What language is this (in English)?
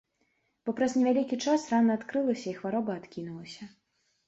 Belarusian